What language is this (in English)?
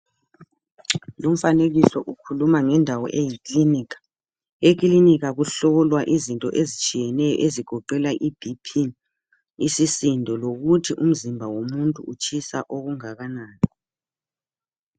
North Ndebele